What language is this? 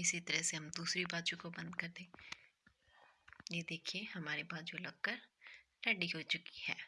Hindi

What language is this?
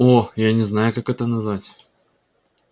Russian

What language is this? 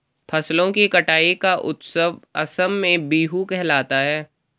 Hindi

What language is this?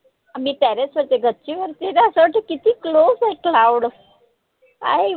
Marathi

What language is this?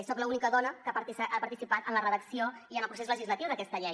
Catalan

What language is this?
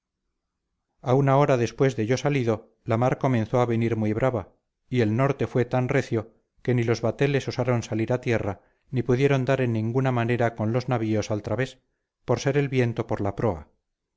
Spanish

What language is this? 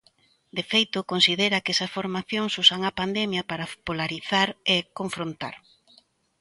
Galician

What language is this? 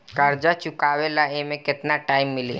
Bhojpuri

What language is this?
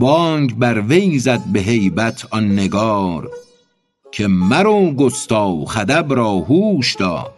Persian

